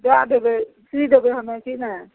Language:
Maithili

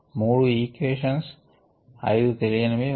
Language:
Telugu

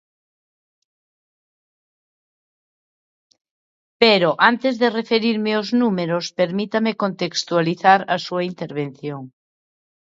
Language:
Galician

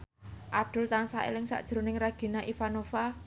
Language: Javanese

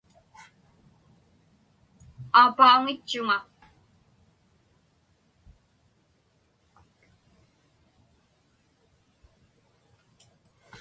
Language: Inupiaq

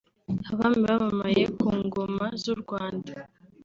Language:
Kinyarwanda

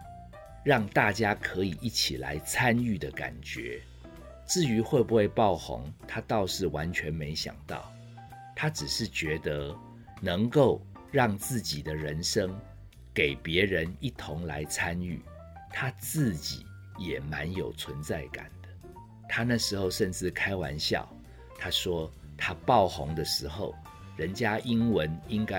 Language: Chinese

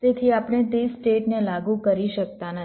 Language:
Gujarati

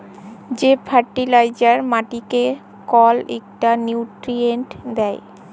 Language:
Bangla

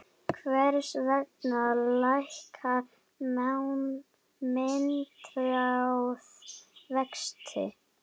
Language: Icelandic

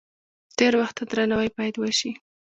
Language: Pashto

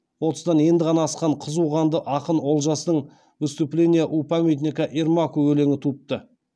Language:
Kazakh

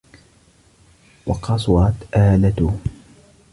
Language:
Arabic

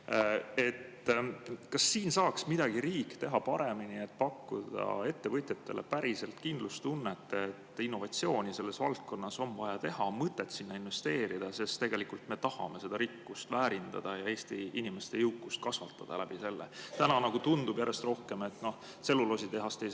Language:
Estonian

